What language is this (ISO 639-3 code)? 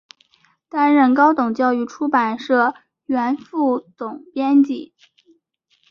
zho